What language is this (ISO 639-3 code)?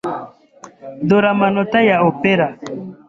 kin